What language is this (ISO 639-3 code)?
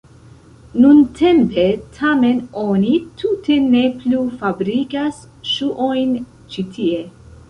epo